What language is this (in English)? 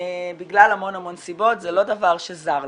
Hebrew